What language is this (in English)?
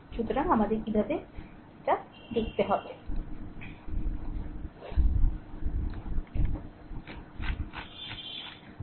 Bangla